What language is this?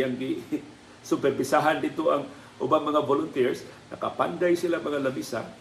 Filipino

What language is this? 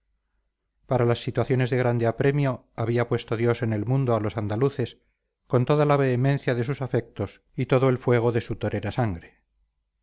Spanish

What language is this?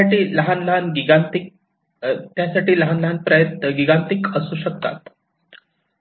Marathi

